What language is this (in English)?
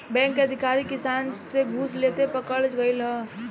Bhojpuri